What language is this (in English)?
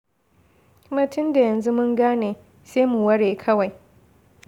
Hausa